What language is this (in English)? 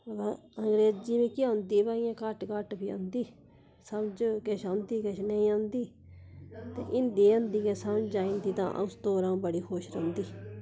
Dogri